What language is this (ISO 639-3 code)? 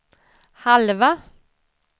swe